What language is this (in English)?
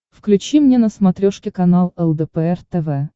Russian